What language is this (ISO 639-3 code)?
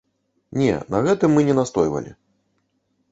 bel